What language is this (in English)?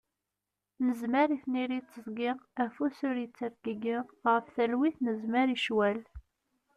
Kabyle